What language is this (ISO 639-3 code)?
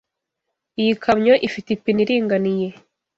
kin